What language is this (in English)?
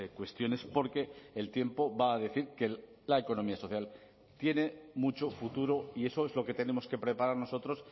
Spanish